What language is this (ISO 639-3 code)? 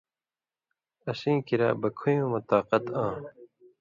mvy